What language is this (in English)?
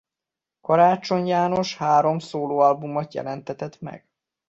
Hungarian